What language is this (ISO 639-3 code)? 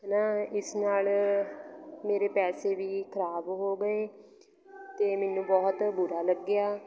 pan